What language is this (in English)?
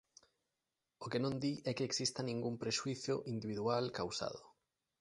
Galician